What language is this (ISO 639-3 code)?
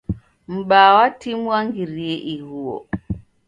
dav